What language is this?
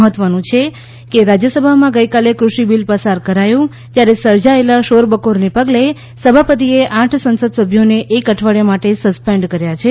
Gujarati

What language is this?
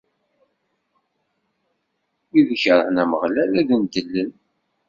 Kabyle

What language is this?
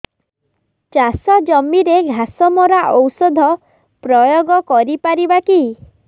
Odia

